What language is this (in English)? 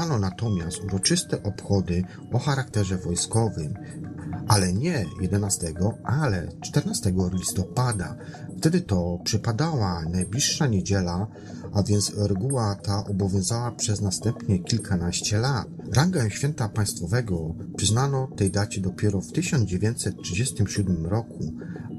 Polish